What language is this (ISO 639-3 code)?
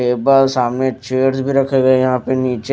hin